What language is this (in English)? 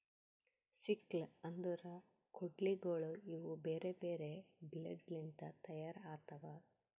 Kannada